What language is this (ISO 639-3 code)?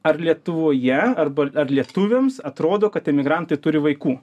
lit